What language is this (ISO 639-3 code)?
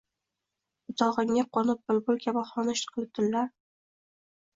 uzb